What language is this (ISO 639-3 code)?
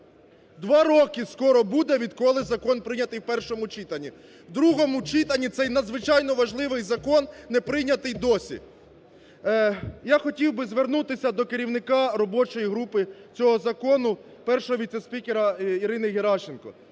ukr